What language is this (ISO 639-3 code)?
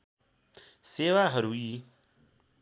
nep